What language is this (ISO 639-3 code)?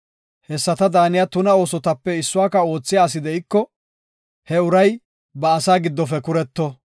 gof